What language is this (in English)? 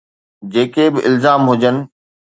Sindhi